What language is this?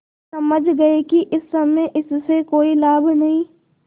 Hindi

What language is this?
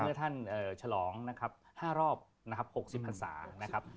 Thai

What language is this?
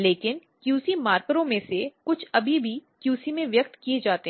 Hindi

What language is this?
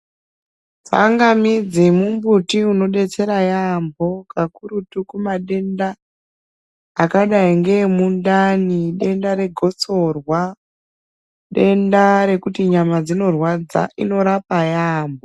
Ndau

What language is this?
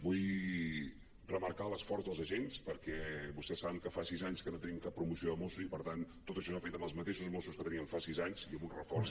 Catalan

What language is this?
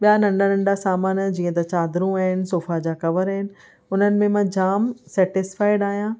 Sindhi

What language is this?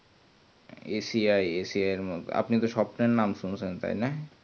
Bangla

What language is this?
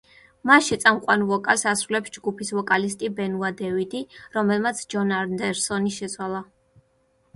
Georgian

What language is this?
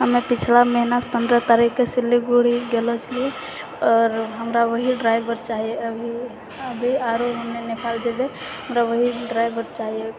Maithili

